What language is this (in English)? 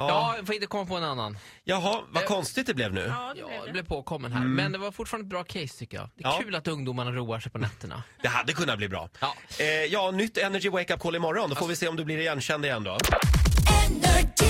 Swedish